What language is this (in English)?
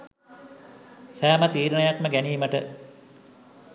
Sinhala